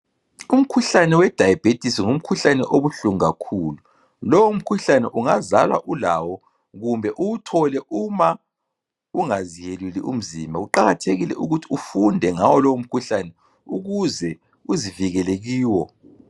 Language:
North Ndebele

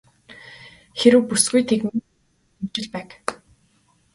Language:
Mongolian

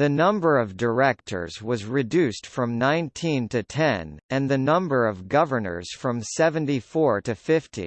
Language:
English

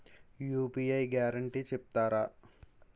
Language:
Telugu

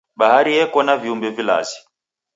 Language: Taita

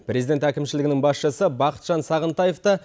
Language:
Kazakh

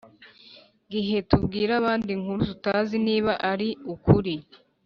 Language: Kinyarwanda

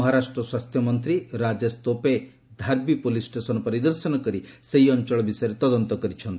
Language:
Odia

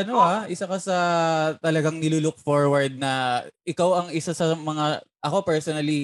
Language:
Filipino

